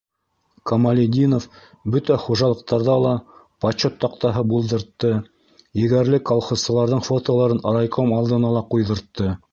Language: Bashkir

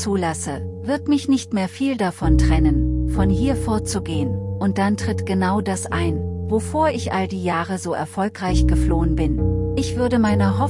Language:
German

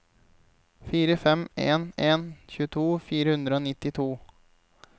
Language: Norwegian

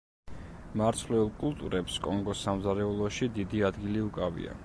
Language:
Georgian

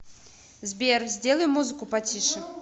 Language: Russian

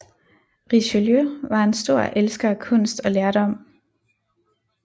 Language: Danish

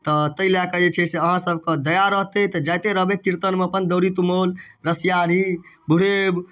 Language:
Maithili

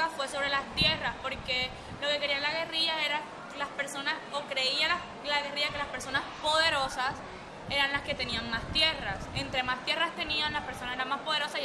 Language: Spanish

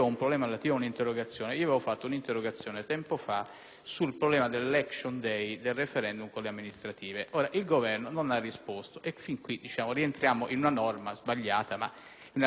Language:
Italian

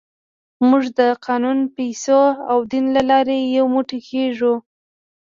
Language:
Pashto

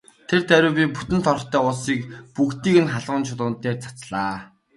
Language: Mongolian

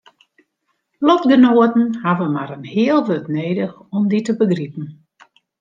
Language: Western Frisian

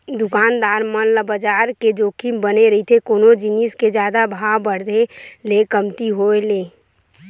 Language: Chhattisgarhi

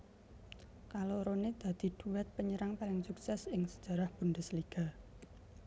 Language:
Javanese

